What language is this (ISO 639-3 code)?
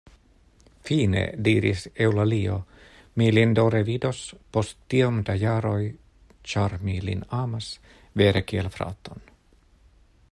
epo